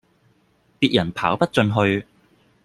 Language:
Cantonese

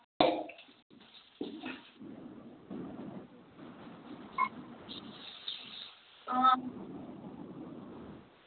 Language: Dogri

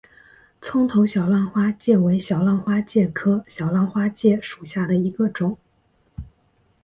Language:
Chinese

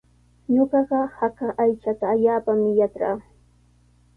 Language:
Sihuas Ancash Quechua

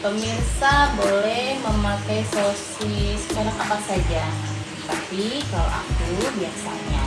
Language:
Indonesian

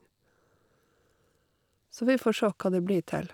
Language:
Norwegian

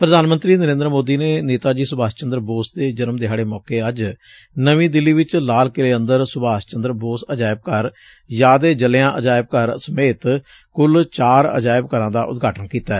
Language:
Punjabi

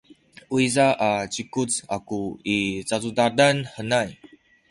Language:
Sakizaya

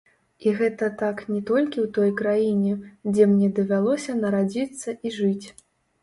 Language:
Belarusian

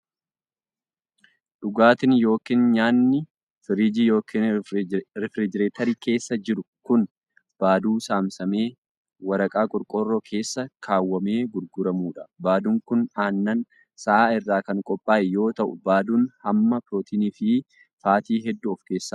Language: Oromo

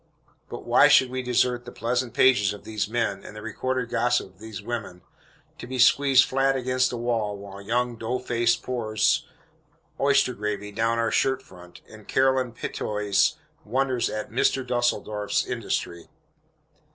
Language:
English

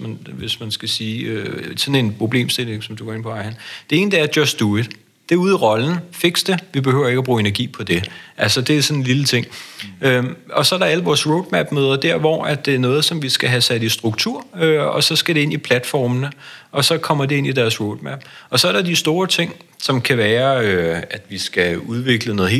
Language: Danish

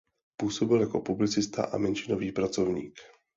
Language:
Czech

